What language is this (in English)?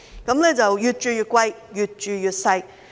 Cantonese